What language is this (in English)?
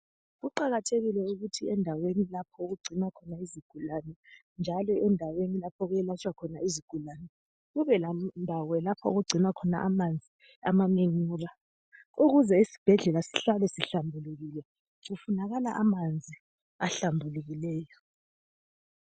North Ndebele